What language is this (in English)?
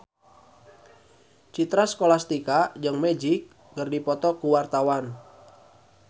Sundanese